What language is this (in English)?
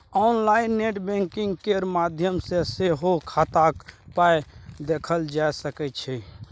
Maithili